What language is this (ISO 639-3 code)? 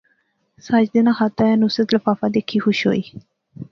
phr